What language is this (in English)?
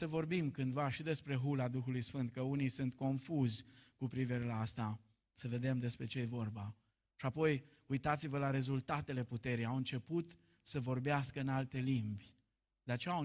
Romanian